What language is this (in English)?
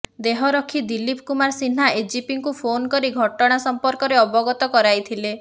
Odia